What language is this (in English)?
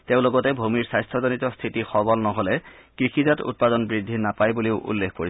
Assamese